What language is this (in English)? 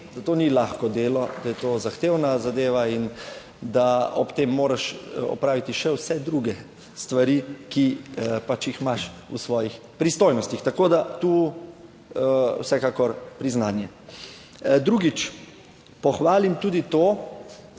Slovenian